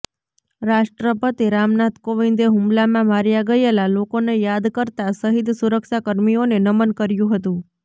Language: Gujarati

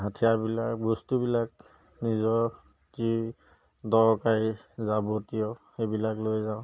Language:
Assamese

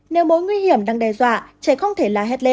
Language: Vietnamese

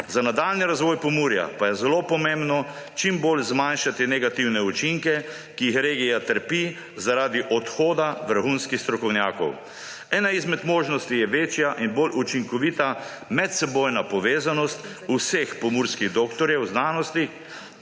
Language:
Slovenian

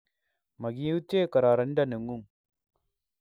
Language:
Kalenjin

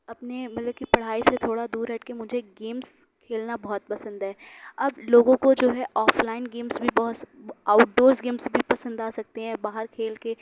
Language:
Urdu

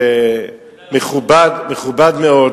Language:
Hebrew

